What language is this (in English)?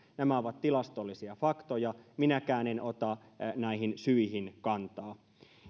Finnish